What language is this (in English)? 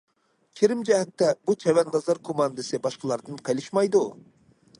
Uyghur